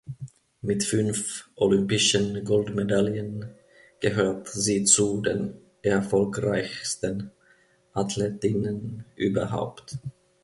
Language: German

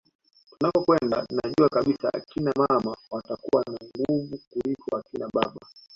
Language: Swahili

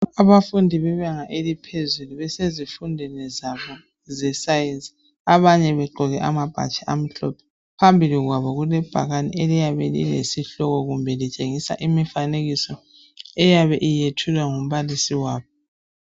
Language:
North Ndebele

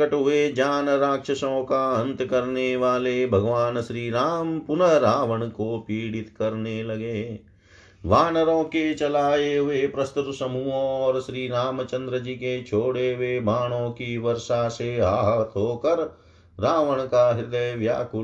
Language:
Hindi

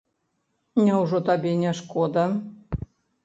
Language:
Belarusian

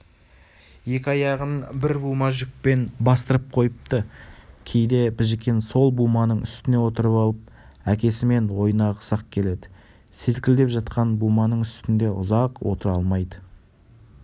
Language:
Kazakh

